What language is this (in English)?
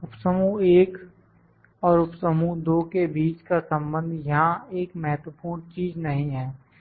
Hindi